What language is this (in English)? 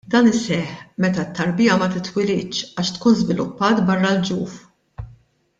Maltese